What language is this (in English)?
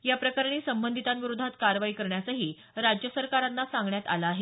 Marathi